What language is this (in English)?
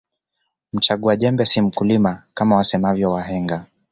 Swahili